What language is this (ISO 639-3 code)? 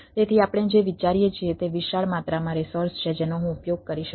guj